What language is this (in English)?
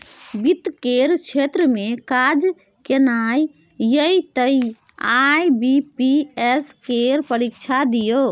Maithili